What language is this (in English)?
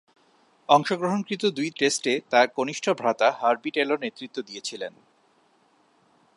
Bangla